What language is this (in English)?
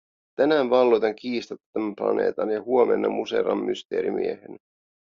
Finnish